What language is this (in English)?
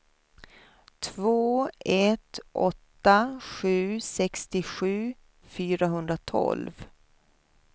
Swedish